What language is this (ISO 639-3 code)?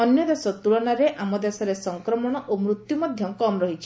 ori